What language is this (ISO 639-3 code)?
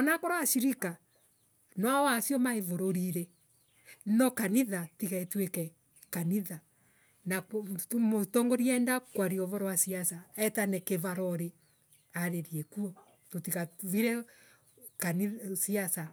ebu